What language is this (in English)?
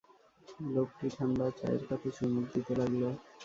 Bangla